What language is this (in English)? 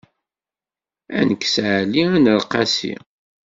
Kabyle